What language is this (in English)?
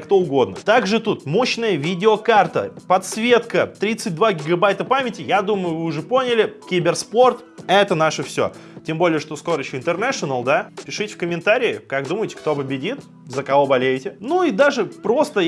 Russian